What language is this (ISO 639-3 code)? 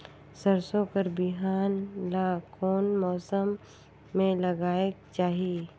hne